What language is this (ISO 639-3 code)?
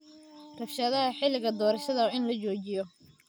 som